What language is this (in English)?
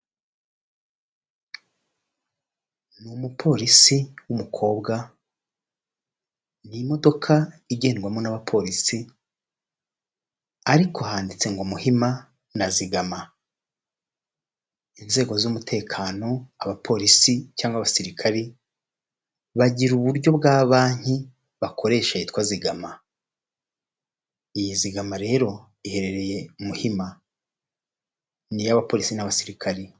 Kinyarwanda